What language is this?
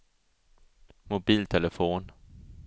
Swedish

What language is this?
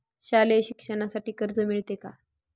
Marathi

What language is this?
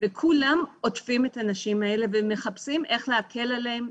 Hebrew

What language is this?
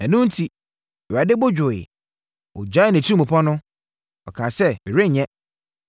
Akan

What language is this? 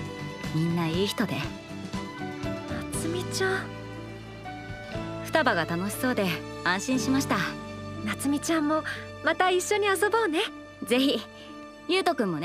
Japanese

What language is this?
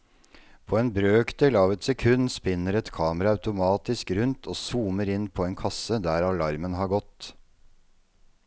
Norwegian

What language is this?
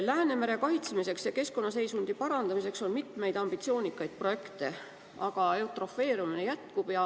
Estonian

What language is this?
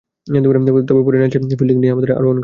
Bangla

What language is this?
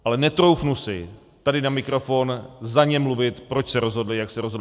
Czech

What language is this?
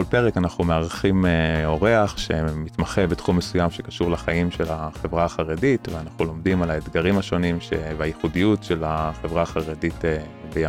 Hebrew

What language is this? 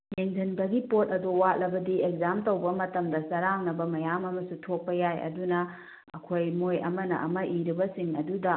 Manipuri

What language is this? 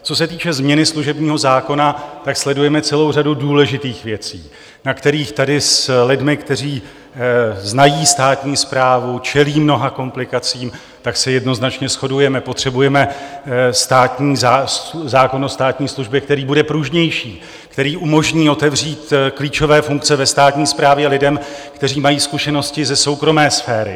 Czech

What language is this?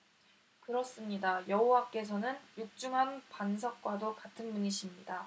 Korean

